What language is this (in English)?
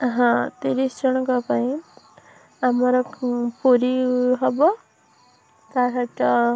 Odia